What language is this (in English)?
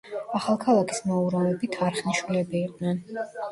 Georgian